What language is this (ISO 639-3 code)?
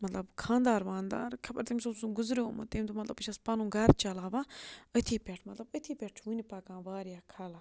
kas